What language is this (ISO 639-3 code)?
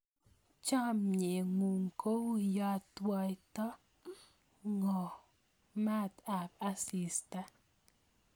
kln